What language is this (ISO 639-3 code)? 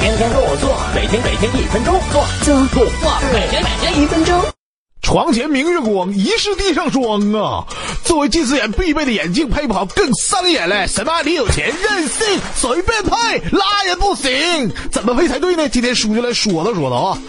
zho